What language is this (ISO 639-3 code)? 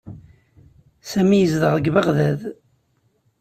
kab